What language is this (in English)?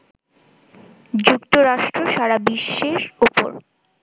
Bangla